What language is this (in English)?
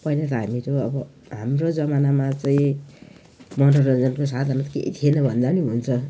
Nepali